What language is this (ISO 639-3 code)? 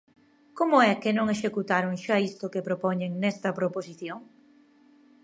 glg